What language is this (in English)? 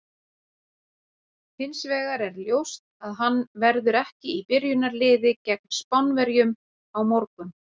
Icelandic